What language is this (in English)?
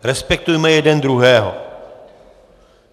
Czech